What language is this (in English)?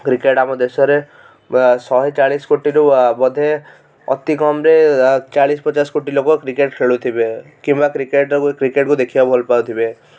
Odia